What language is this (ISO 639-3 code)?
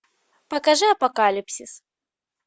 rus